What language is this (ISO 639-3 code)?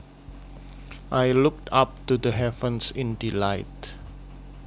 jav